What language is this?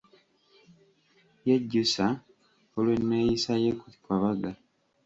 Ganda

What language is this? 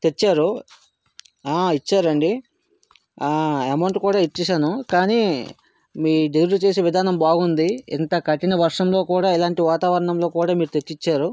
Telugu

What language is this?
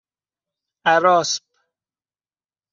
Persian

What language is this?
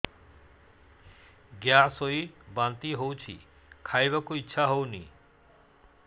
Odia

